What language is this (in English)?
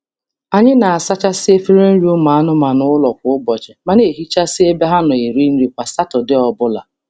Igbo